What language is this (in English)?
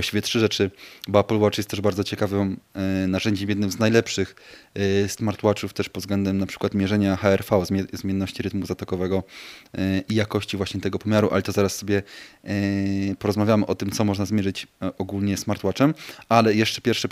Polish